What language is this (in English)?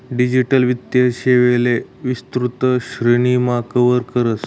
Marathi